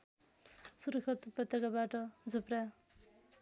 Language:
Nepali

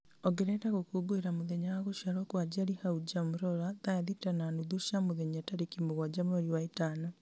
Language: Kikuyu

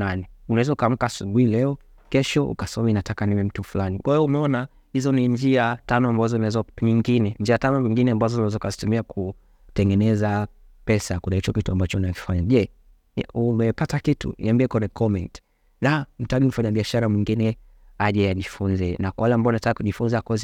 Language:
Swahili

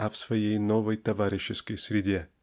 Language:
Russian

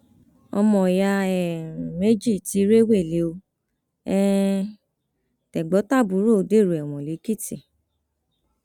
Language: Yoruba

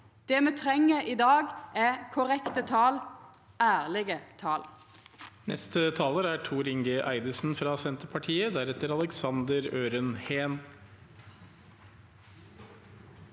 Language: Norwegian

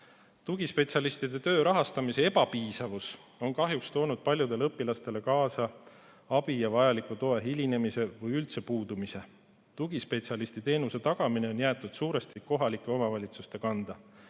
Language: Estonian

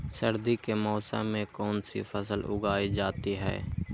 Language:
Magahi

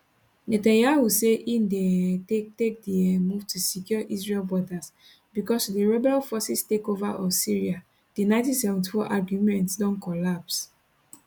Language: Nigerian Pidgin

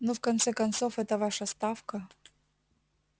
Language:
Russian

